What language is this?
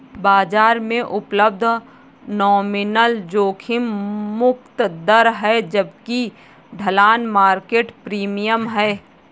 Hindi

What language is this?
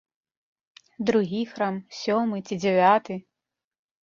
Belarusian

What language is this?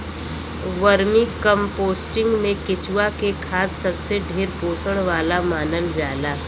Bhojpuri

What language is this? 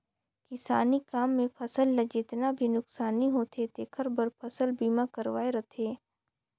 Chhattisgarhi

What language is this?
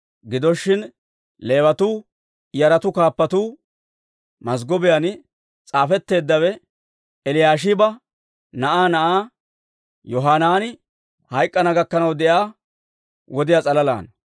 Dawro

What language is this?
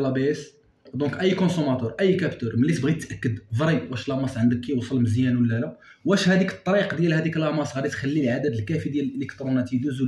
Arabic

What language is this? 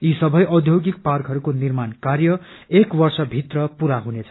Nepali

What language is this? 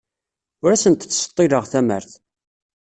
Kabyle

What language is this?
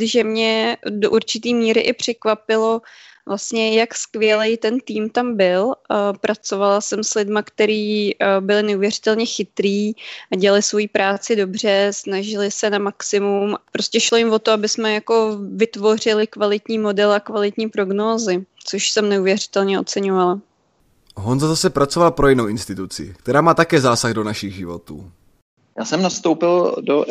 Czech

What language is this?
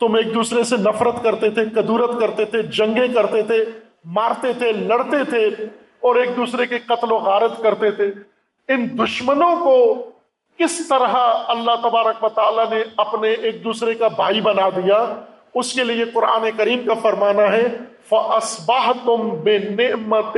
Urdu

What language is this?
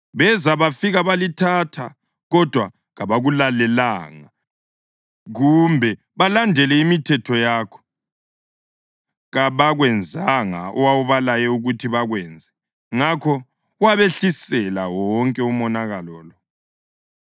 North Ndebele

